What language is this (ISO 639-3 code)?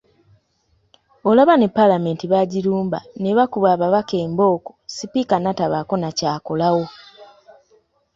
lug